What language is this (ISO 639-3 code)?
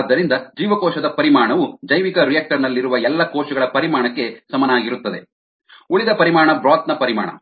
kan